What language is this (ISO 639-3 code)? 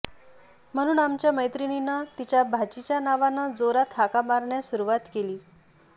mar